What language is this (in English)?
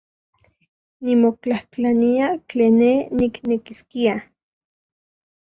Central Puebla Nahuatl